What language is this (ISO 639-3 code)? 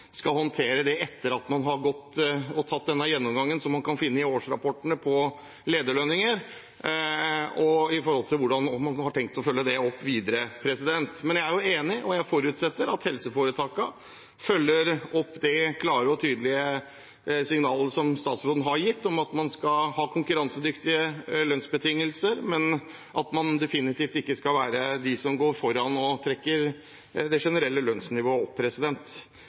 nob